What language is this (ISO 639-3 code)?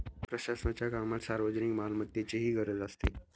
mar